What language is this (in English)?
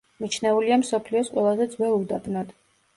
Georgian